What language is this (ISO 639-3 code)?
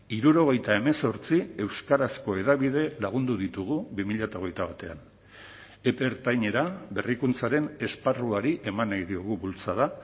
eus